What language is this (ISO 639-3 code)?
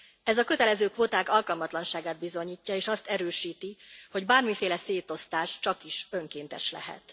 hun